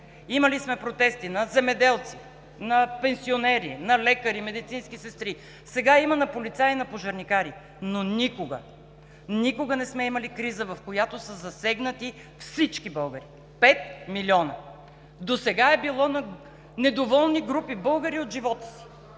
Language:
Bulgarian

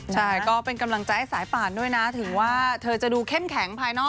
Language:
Thai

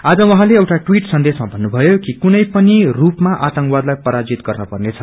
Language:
Nepali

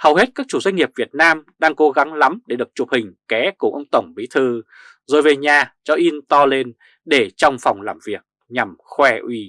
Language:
Vietnamese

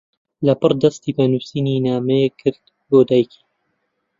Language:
Central Kurdish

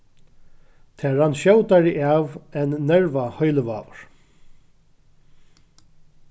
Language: Faroese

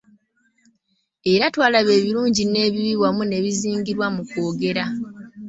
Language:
Ganda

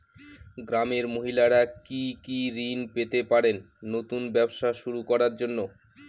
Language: Bangla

